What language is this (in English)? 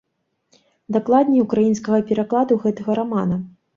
Belarusian